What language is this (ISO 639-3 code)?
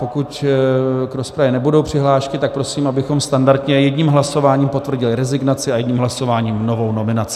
ces